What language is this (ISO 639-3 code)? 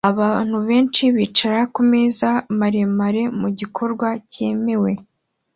kin